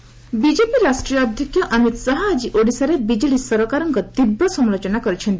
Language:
Odia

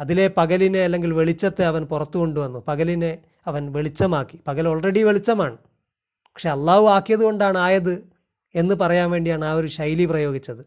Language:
Malayalam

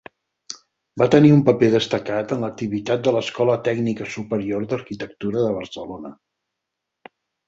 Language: Catalan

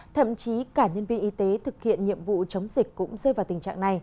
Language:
Vietnamese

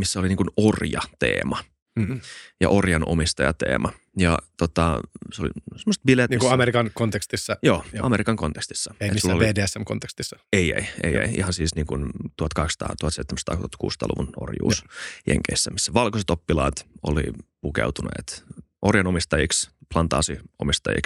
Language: Finnish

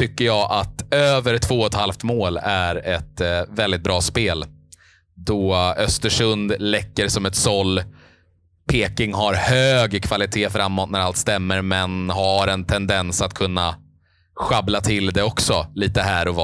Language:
Swedish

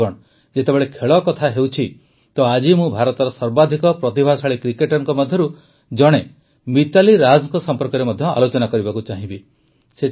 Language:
Odia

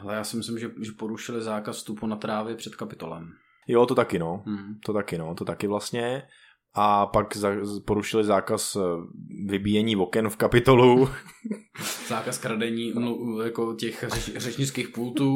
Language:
Czech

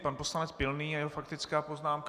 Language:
Czech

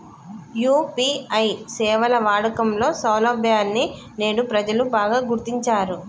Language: Telugu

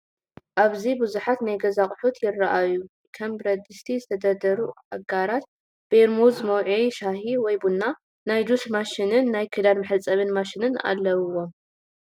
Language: Tigrinya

